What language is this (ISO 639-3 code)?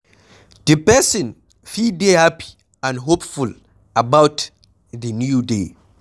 pcm